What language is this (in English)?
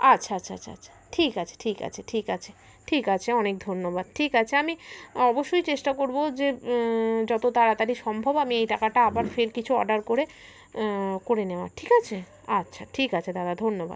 Bangla